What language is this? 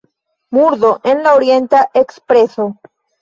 Esperanto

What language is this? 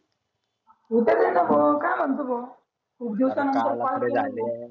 Marathi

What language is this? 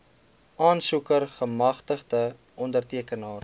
Afrikaans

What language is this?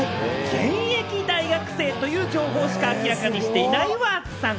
Japanese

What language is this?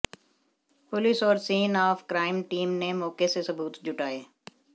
Hindi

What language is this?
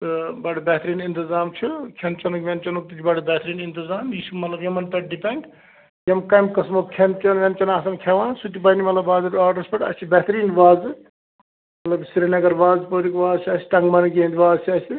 Kashmiri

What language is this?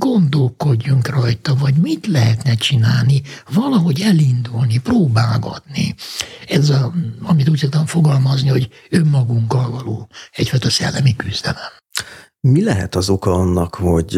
Hungarian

